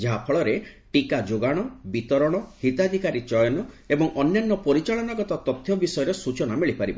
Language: Odia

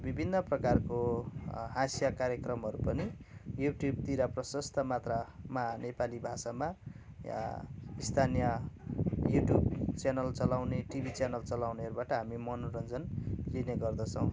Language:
Nepali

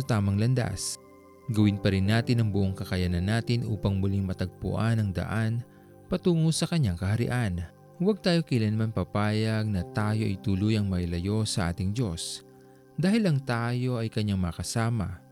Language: Filipino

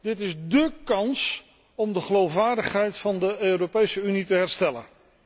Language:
Dutch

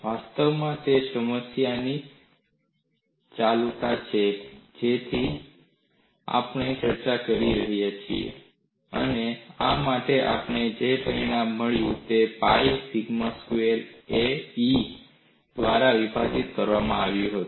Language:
Gujarati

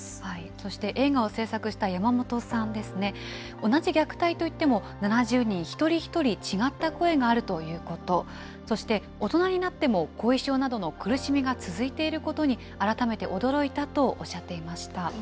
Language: Japanese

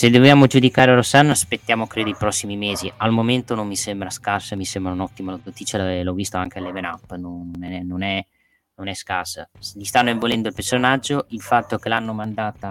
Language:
Italian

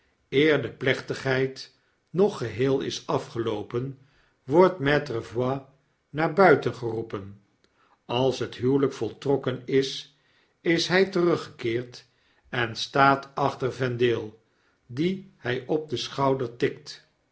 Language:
Dutch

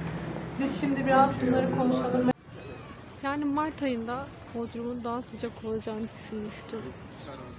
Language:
Turkish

